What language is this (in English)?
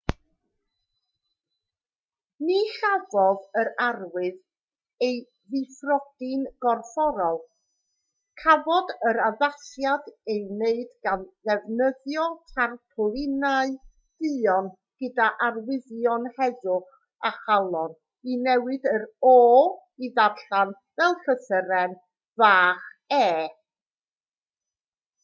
Welsh